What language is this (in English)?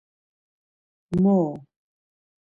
Laz